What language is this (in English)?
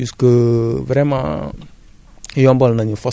Wolof